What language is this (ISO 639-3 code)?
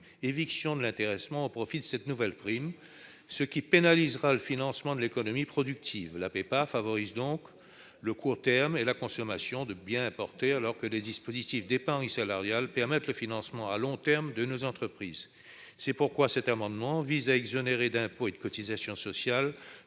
fra